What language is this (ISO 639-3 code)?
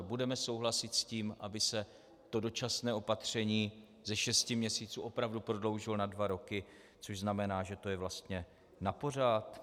ces